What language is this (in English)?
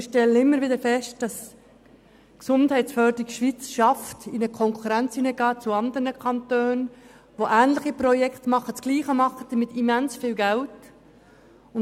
Swiss German